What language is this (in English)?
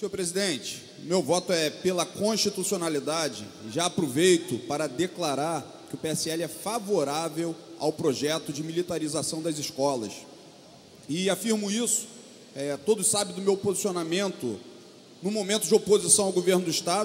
Portuguese